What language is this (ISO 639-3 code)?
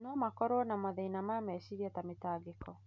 kik